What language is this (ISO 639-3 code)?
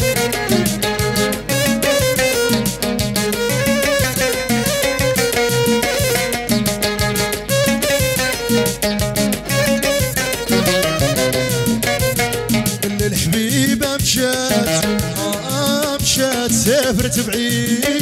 ara